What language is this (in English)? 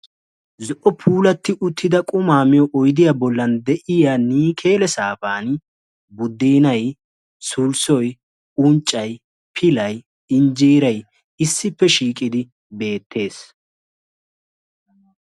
Wolaytta